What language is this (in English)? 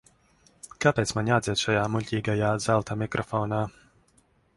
Latvian